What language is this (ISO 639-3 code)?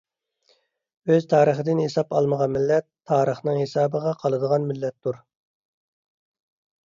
uig